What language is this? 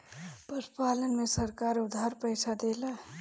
Bhojpuri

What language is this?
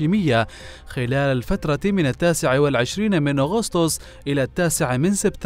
Arabic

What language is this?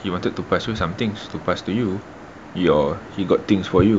English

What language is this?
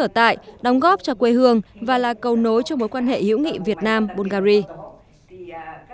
Vietnamese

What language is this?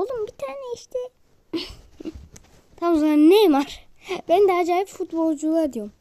Turkish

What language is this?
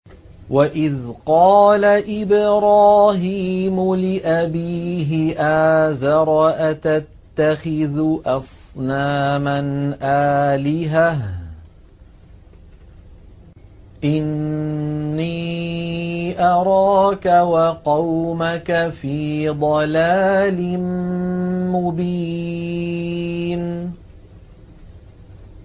Arabic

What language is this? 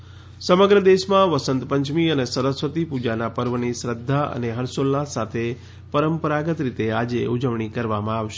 Gujarati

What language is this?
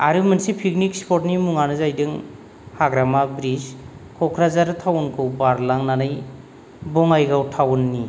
Bodo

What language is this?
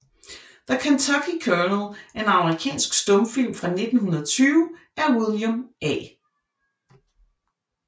Danish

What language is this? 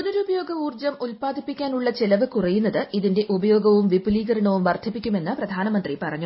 Malayalam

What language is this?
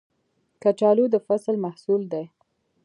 Pashto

